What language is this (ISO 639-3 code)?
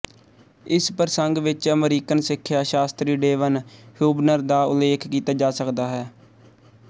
pan